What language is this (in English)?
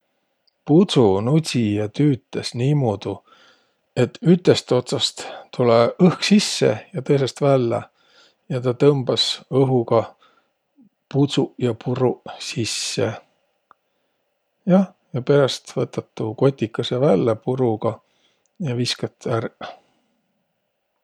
Võro